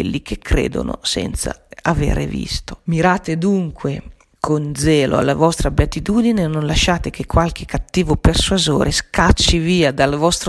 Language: Italian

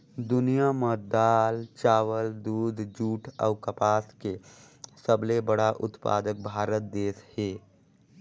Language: Chhattisgarhi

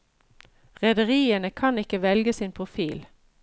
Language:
Norwegian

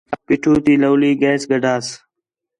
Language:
Khetrani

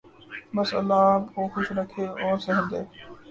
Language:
Urdu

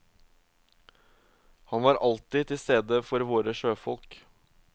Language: Norwegian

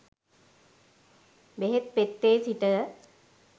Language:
Sinhala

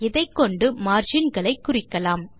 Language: Tamil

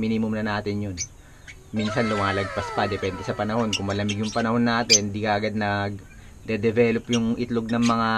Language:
Filipino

